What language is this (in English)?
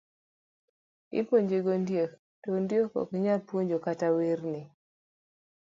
Luo (Kenya and Tanzania)